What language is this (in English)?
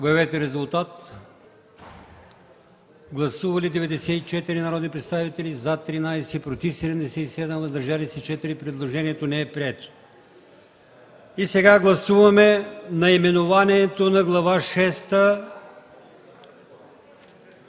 Bulgarian